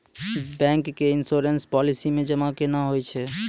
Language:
Maithili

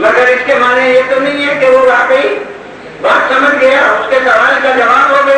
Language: Arabic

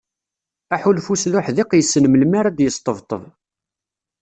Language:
Kabyle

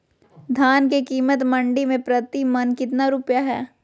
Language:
Magahi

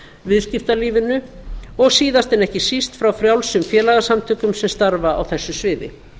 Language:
Icelandic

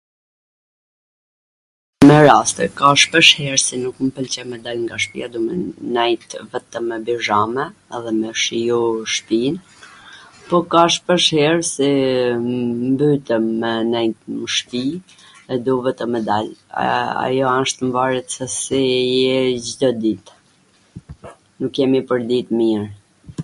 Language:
Gheg Albanian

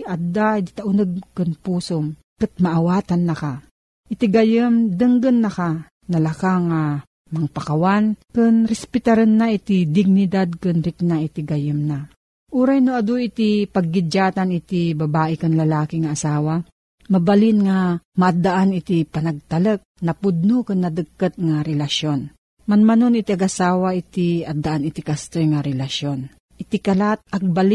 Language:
Filipino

